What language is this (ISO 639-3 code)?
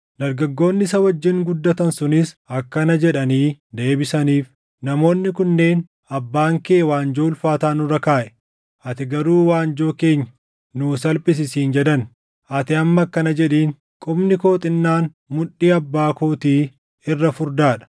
orm